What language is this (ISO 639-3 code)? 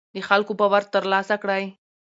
pus